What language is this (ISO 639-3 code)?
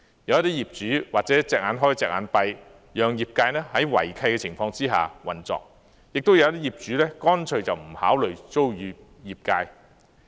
yue